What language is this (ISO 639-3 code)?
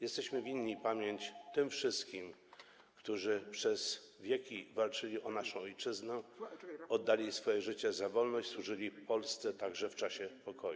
pol